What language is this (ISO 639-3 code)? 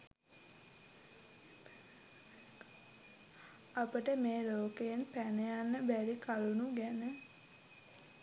sin